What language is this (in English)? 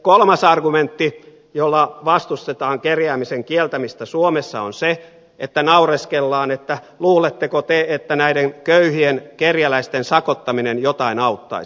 Finnish